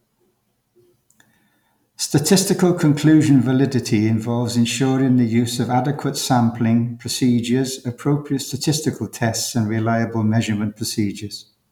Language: English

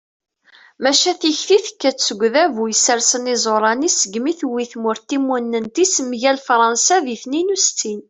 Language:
Kabyle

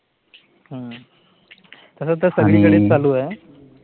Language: Marathi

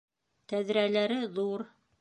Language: Bashkir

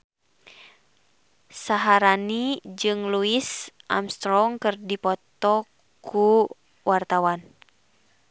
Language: Sundanese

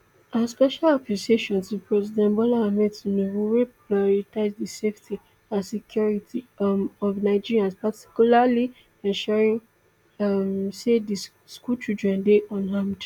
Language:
Nigerian Pidgin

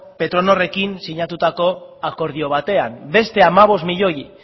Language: Basque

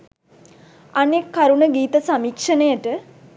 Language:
Sinhala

